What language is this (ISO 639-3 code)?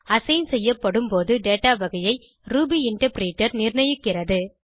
tam